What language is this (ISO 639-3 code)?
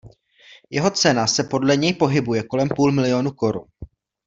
ces